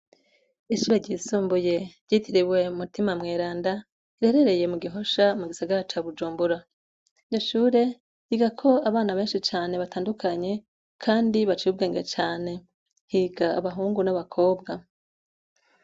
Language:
Rundi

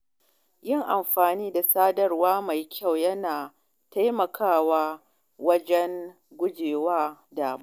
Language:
Hausa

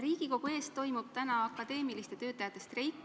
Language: Estonian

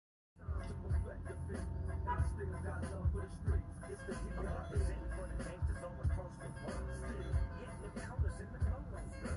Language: Urdu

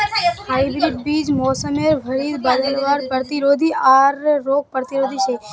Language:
Magahi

